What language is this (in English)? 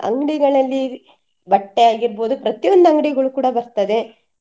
Kannada